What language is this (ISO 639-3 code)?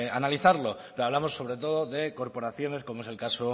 spa